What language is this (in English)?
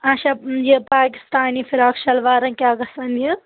Kashmiri